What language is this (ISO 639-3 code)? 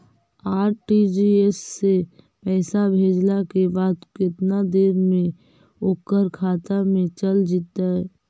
mag